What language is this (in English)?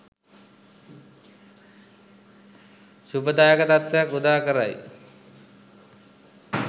Sinhala